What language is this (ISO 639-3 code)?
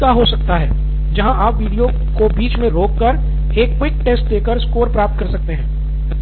hin